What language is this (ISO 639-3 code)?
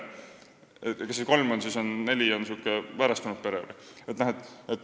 est